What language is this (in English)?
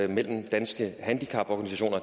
Danish